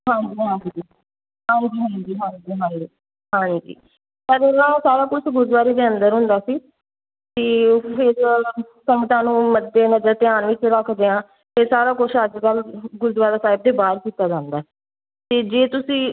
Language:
Punjabi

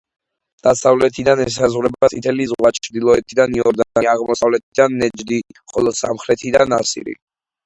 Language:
Georgian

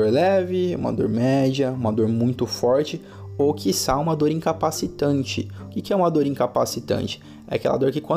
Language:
Portuguese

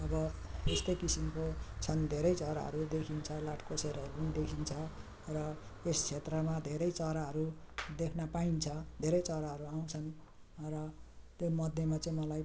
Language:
Nepali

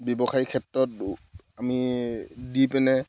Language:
Assamese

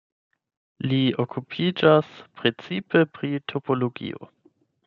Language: Esperanto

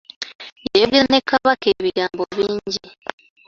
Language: Ganda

